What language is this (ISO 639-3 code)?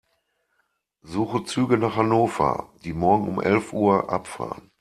deu